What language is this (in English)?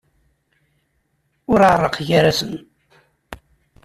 Kabyle